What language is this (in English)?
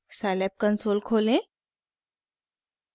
Hindi